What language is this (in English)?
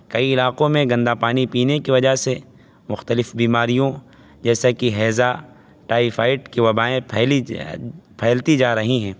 Urdu